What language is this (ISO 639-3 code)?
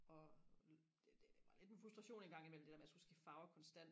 dan